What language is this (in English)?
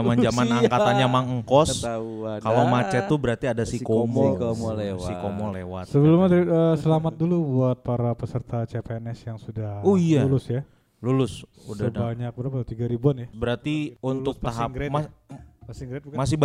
Indonesian